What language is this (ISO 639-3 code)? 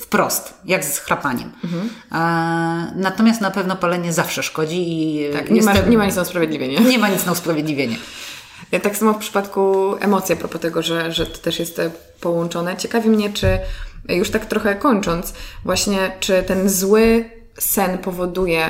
pol